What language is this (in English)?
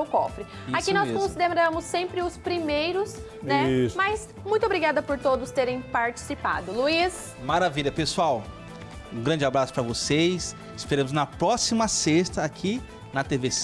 Portuguese